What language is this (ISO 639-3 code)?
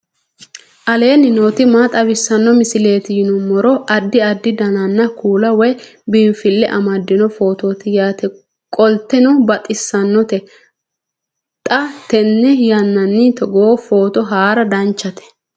sid